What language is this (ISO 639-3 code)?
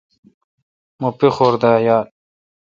xka